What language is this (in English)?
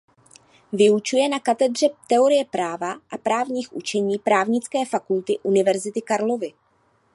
Czech